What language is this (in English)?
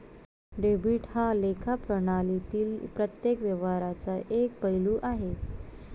Marathi